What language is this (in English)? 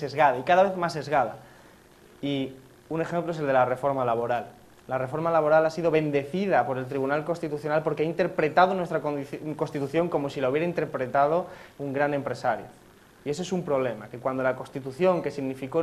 Spanish